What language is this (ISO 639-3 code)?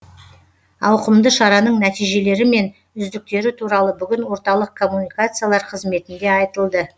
kaz